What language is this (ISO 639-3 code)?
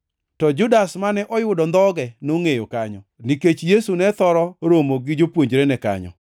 luo